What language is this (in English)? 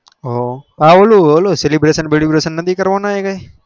Gujarati